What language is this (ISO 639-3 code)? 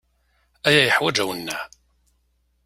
kab